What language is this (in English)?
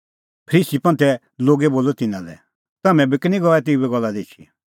Kullu Pahari